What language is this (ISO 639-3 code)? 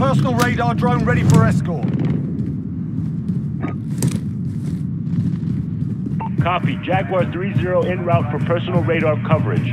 eng